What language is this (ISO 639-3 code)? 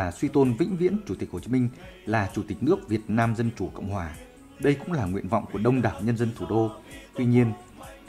vie